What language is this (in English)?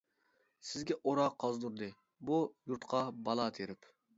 Uyghur